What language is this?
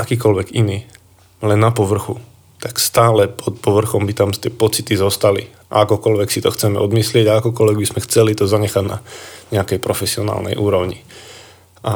Slovak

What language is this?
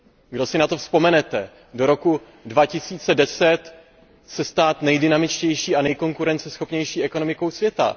Czech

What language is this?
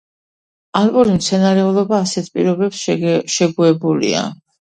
Georgian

